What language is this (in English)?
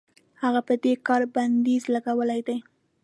Pashto